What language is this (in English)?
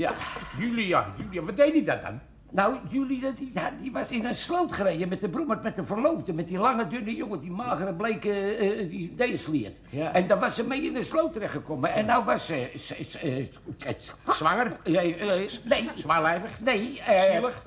Dutch